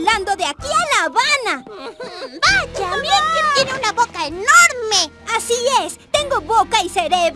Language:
Spanish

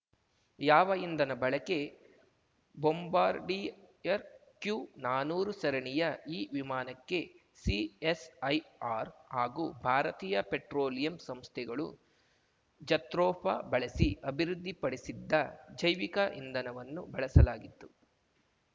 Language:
Kannada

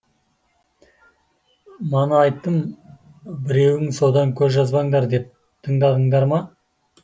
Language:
Kazakh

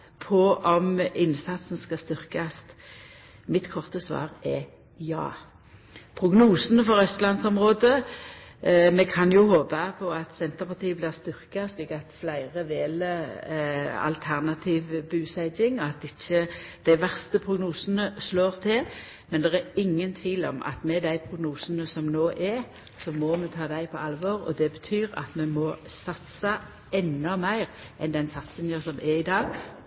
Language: Norwegian Nynorsk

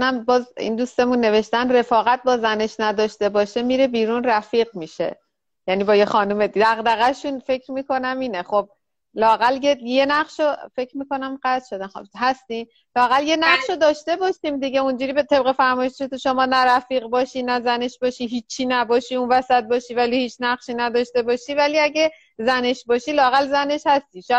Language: Persian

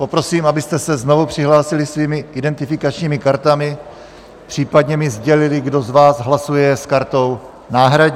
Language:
Czech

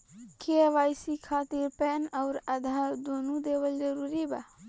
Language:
Bhojpuri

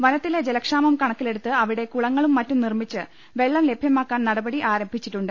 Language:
Malayalam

